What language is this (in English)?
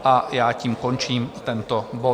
Czech